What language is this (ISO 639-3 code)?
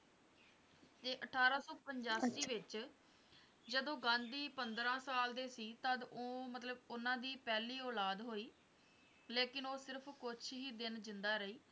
pan